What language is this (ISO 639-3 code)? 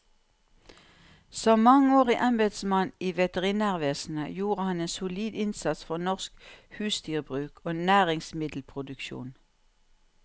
nor